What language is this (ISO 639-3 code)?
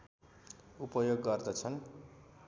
nep